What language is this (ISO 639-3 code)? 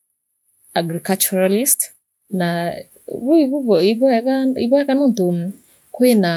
mer